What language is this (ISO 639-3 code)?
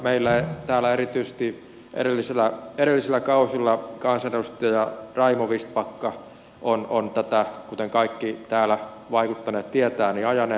fin